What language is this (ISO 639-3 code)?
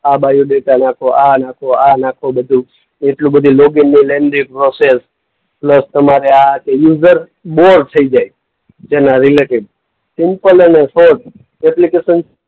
guj